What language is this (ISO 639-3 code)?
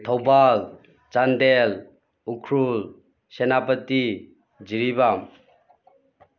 mni